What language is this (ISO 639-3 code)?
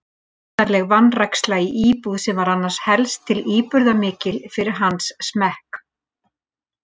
isl